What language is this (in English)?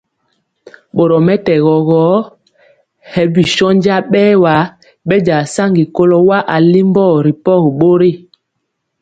Mpiemo